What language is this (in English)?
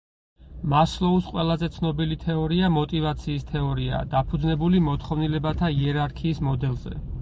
Georgian